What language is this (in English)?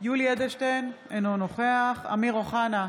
Hebrew